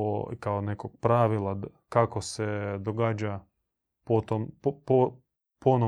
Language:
Croatian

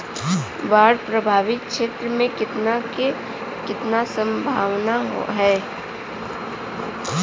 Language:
Bhojpuri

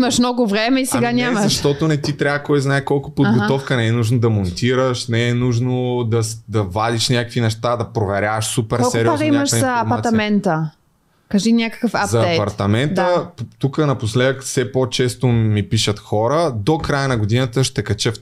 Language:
Bulgarian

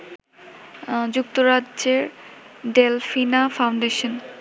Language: Bangla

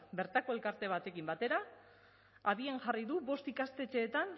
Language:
Basque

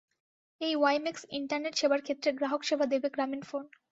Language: Bangla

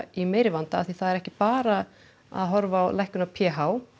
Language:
Icelandic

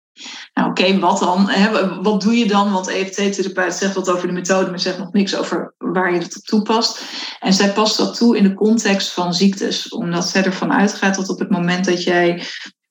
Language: Dutch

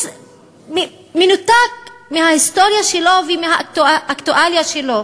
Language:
Hebrew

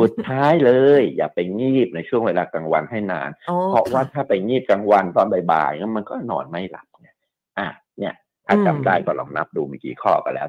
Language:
Thai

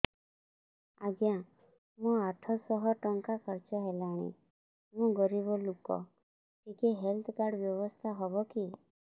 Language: Odia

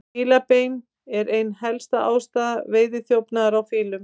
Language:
Icelandic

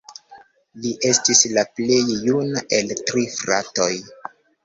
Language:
Esperanto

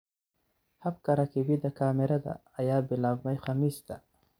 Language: Somali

